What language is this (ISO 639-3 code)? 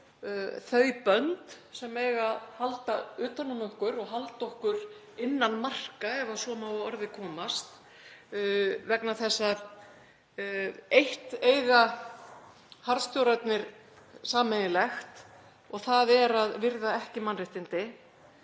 isl